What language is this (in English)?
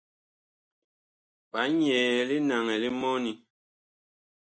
Bakoko